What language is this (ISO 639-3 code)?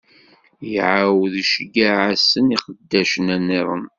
kab